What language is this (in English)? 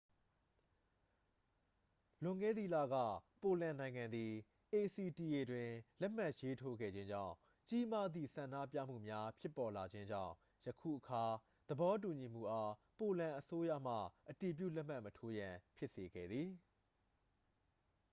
Burmese